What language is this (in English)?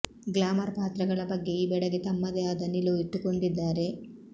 Kannada